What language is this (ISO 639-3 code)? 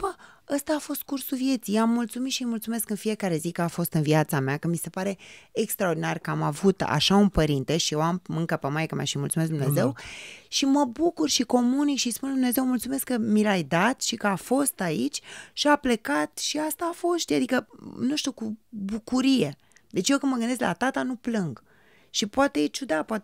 ron